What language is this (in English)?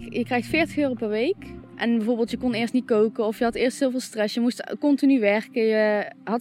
Dutch